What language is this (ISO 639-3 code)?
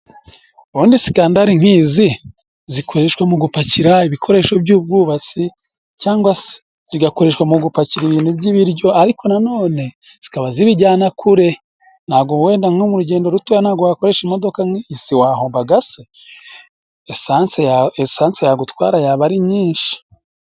kin